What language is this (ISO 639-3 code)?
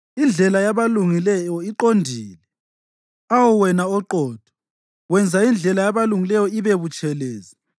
nde